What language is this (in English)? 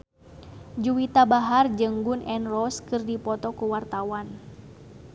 Sundanese